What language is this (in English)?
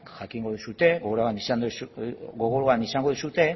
Basque